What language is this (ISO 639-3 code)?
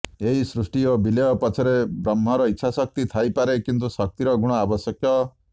ori